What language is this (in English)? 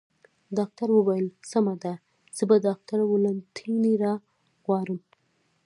Pashto